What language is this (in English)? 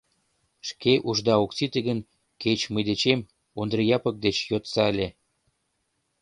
Mari